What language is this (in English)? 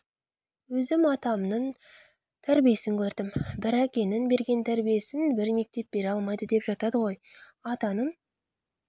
Kazakh